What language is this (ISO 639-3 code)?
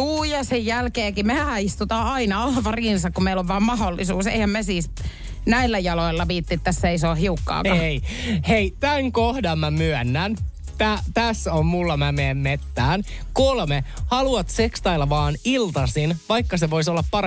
fin